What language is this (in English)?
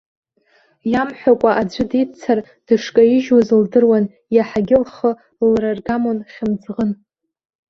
Abkhazian